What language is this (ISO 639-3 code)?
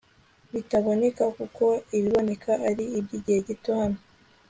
kin